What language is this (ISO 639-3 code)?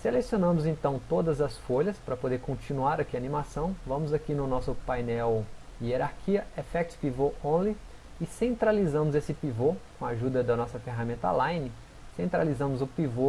por